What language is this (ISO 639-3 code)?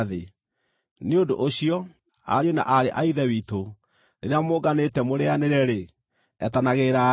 kik